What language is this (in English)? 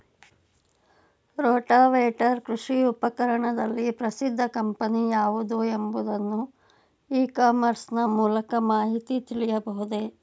Kannada